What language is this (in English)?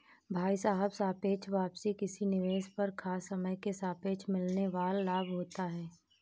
Hindi